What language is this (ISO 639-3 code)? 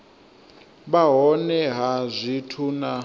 ven